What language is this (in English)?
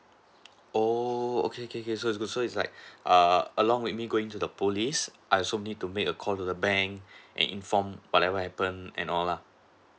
English